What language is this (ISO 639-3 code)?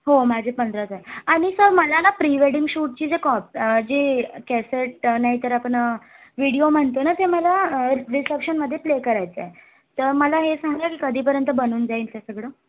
mar